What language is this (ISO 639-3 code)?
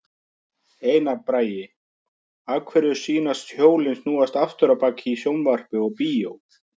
isl